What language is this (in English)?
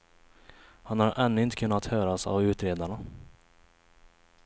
Swedish